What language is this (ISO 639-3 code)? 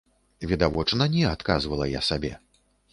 bel